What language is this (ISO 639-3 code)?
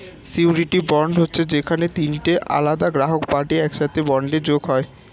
ben